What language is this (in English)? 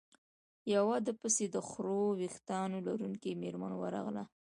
Pashto